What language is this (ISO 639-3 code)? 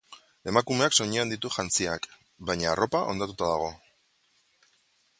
eus